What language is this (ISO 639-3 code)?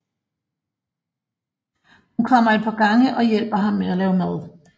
dan